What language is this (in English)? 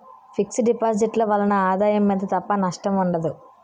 Telugu